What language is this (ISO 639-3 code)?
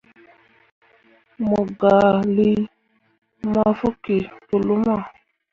mua